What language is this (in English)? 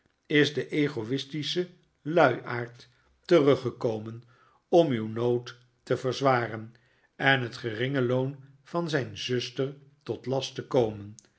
Dutch